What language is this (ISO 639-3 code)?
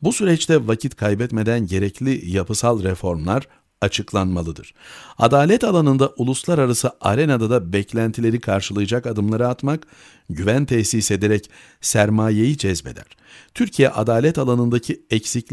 tur